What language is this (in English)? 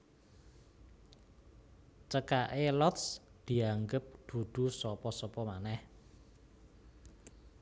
Javanese